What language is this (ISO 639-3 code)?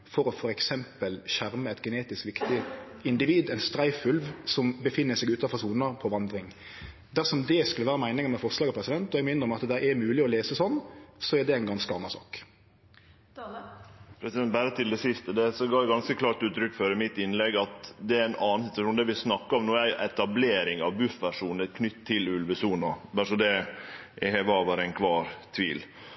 nno